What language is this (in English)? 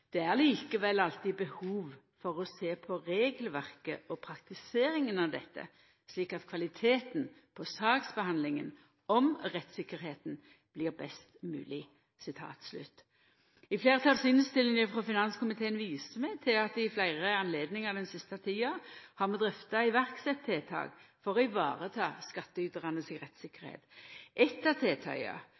Norwegian Nynorsk